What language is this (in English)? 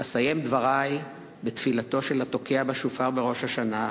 Hebrew